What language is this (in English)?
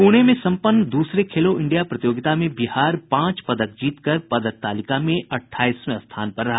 Hindi